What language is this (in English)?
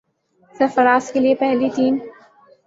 Urdu